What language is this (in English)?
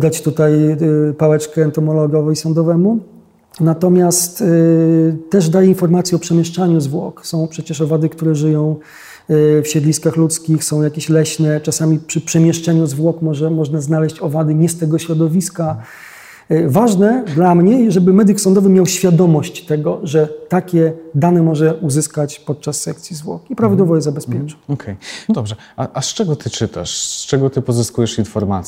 Polish